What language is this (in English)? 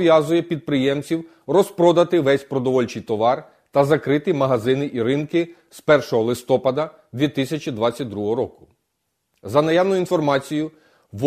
Ukrainian